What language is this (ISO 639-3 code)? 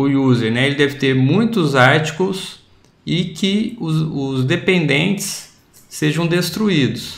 por